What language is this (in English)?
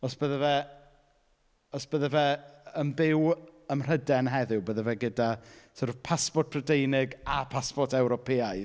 Welsh